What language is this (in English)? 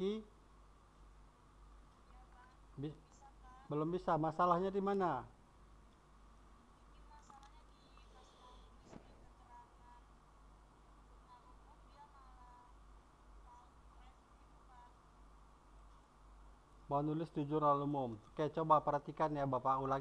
Indonesian